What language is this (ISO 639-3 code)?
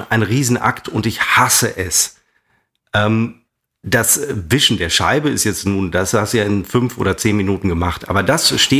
deu